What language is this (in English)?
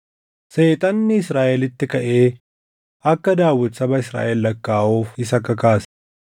Oromo